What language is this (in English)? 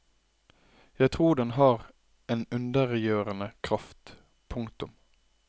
Norwegian